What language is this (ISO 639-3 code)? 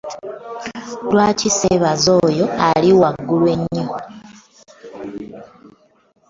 lug